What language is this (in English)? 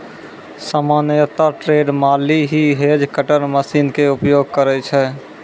Maithili